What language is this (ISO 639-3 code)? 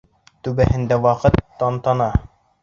bak